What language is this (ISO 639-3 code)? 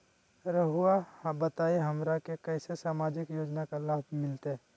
mag